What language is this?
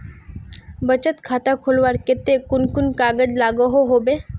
Magahi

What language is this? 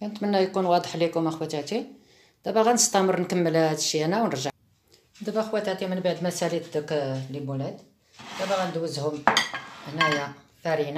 Arabic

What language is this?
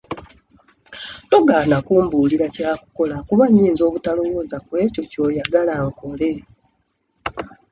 Ganda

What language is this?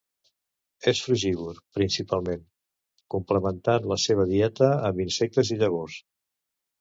Catalan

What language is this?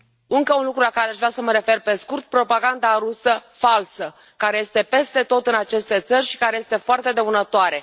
Romanian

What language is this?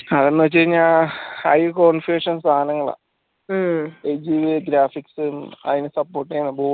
Malayalam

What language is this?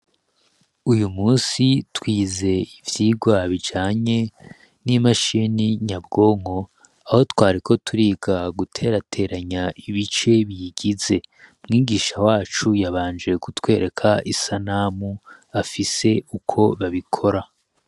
Rundi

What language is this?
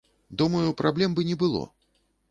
Belarusian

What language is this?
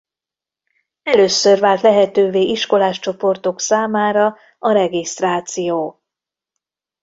Hungarian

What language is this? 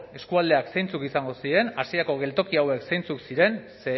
Basque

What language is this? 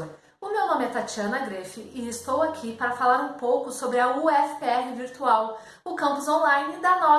Portuguese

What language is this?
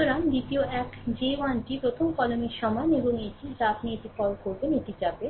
Bangla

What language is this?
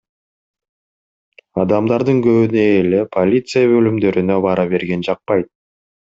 Kyrgyz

